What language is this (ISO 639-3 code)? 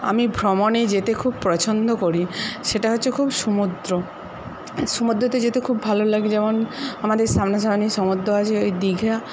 ben